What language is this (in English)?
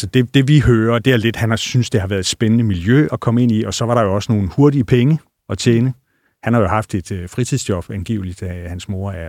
Danish